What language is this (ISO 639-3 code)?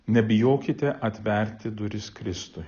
lit